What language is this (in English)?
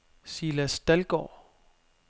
Danish